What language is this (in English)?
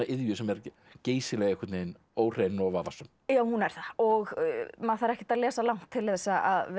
Icelandic